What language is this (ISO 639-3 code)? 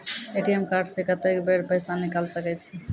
mai